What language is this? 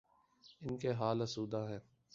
Urdu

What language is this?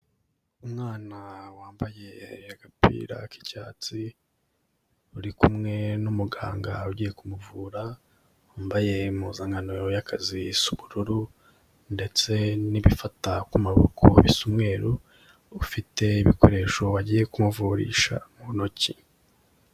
Kinyarwanda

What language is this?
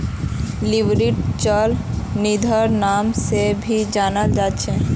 Magahi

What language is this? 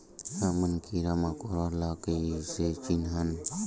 Chhattisgarhi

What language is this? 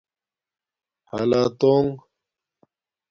Domaaki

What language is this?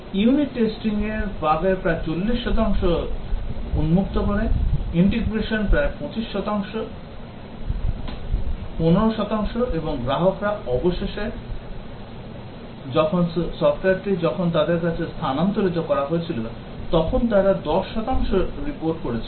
Bangla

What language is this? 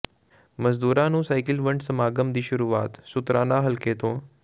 Punjabi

